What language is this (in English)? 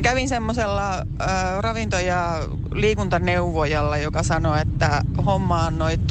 Finnish